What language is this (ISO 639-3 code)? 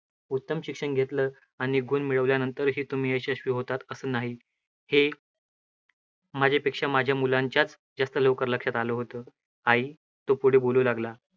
mar